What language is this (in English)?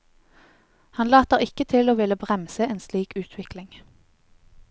Norwegian